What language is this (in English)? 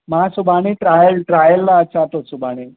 Sindhi